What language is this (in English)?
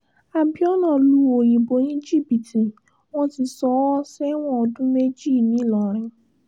Yoruba